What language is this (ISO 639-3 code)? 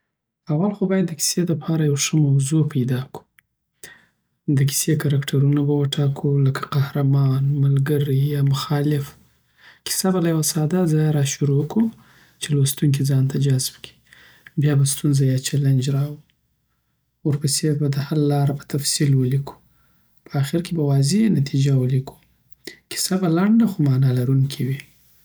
pbt